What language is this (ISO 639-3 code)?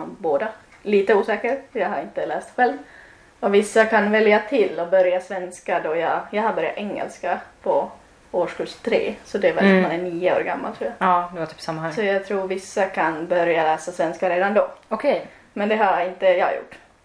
swe